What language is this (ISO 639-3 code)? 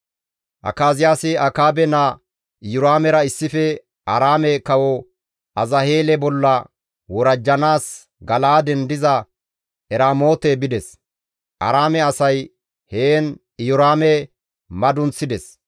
gmv